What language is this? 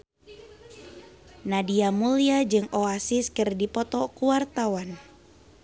Sundanese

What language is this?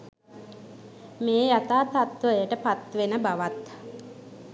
Sinhala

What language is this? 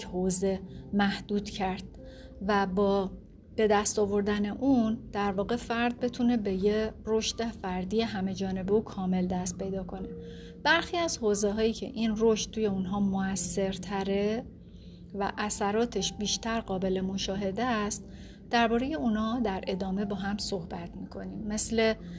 Persian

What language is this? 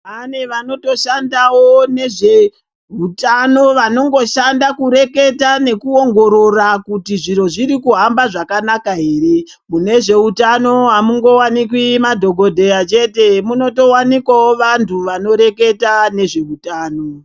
Ndau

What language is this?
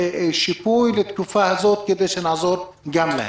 Hebrew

